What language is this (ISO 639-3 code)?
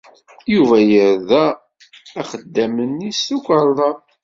kab